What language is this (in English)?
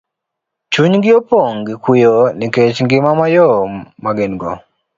Luo (Kenya and Tanzania)